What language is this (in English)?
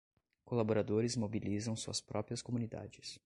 Portuguese